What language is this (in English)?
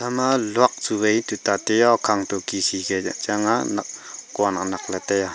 Wancho Naga